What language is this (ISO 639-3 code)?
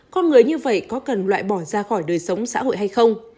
vie